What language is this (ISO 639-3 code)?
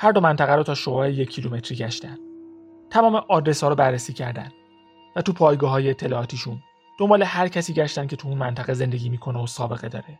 fas